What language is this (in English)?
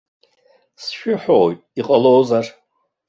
Abkhazian